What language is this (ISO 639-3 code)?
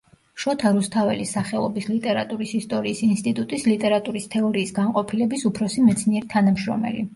kat